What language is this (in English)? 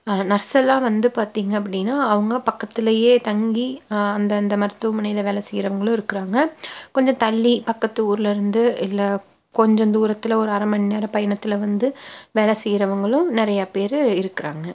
Tamil